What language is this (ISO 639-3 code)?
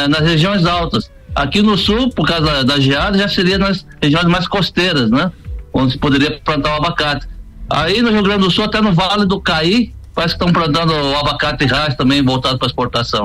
por